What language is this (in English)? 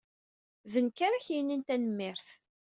Kabyle